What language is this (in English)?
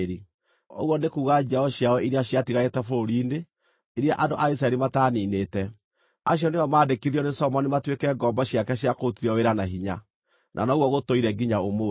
Kikuyu